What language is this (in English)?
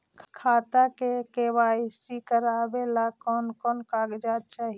Magahi